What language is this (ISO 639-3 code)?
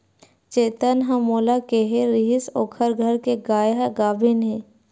hne